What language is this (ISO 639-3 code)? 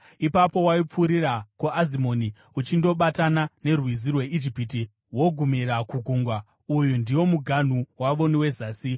sna